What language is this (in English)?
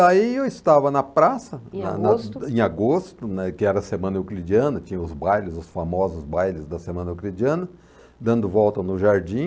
Portuguese